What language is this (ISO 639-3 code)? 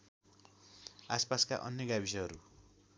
nep